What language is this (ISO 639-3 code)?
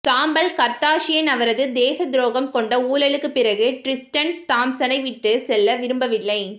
tam